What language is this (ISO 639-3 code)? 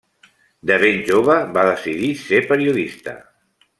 cat